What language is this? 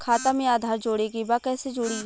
Bhojpuri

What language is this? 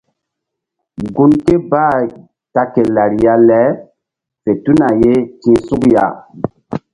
Mbum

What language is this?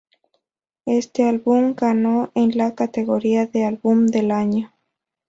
Spanish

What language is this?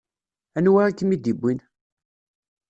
Kabyle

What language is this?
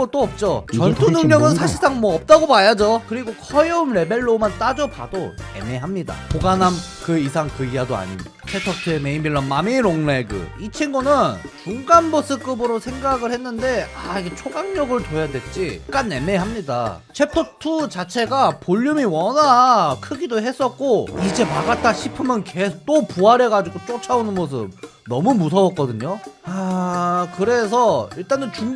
Korean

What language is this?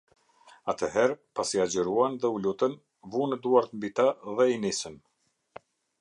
Albanian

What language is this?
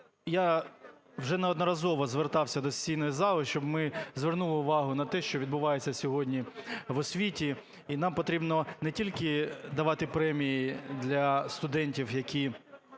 Ukrainian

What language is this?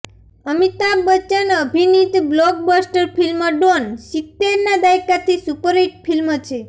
Gujarati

